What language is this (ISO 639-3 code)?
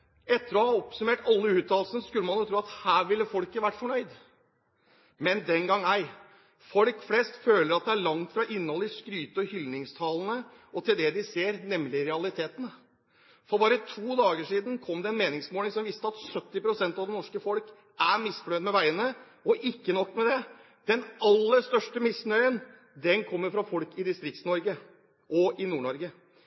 nob